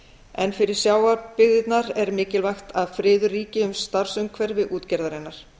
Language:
Icelandic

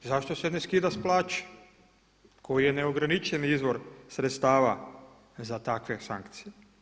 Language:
Croatian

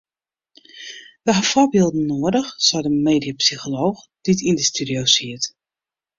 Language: Western Frisian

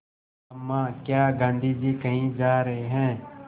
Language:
Hindi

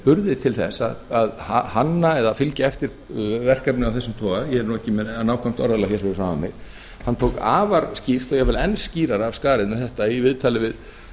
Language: Icelandic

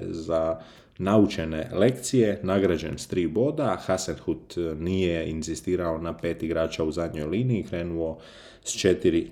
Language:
Croatian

